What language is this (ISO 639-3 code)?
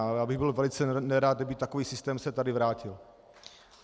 ces